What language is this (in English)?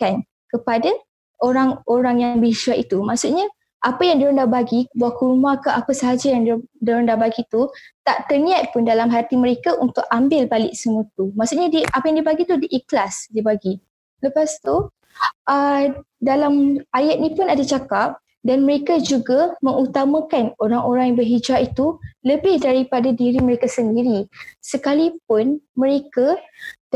Malay